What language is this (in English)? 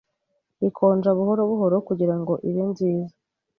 Kinyarwanda